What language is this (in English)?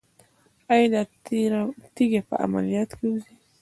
Pashto